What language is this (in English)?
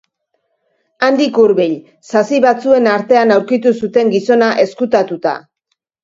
Basque